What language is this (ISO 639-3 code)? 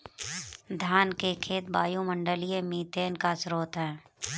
hin